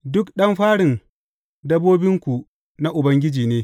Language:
Hausa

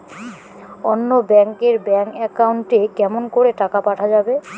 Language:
Bangla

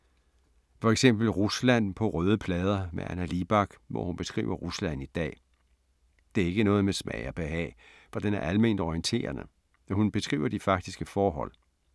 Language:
Danish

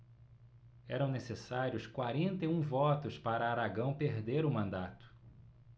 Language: Portuguese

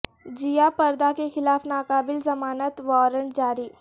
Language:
Urdu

